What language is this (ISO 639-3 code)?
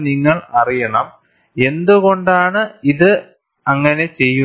mal